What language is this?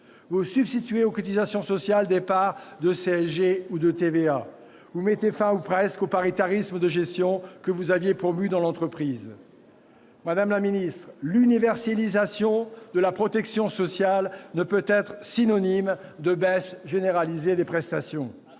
French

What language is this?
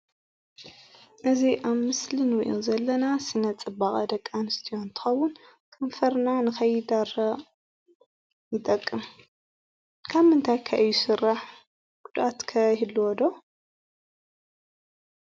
Tigrinya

